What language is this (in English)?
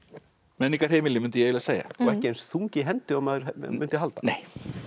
Icelandic